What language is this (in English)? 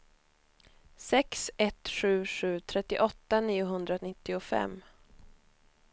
Swedish